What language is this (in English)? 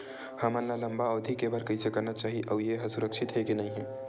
Chhattisgarhi